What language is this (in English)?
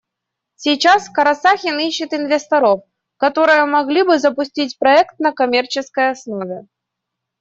Russian